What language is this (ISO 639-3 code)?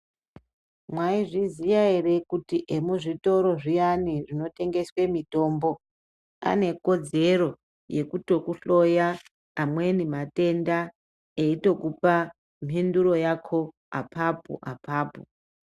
ndc